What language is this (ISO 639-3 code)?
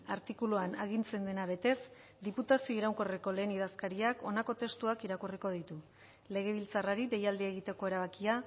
eus